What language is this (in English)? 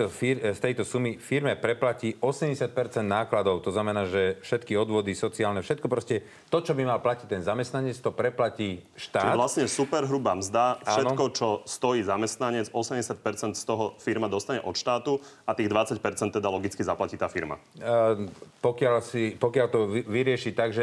Slovak